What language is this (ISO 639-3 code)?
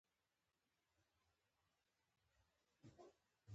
pus